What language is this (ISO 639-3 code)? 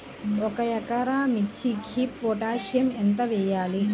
tel